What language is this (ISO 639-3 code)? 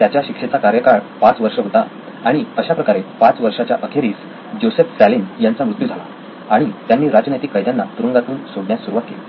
mar